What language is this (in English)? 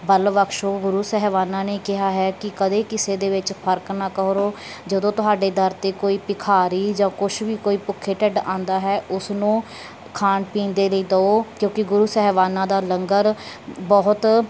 Punjabi